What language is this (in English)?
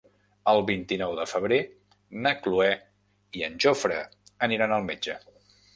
Catalan